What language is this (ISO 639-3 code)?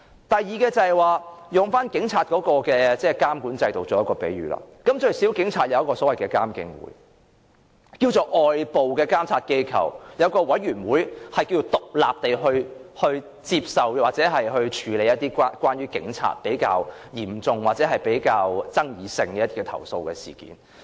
yue